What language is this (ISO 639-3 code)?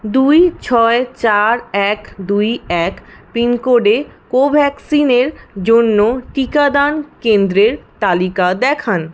ben